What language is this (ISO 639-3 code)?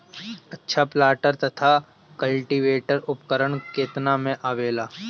bho